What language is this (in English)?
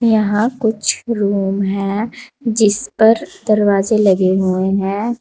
Hindi